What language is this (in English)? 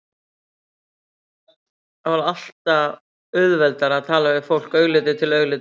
Icelandic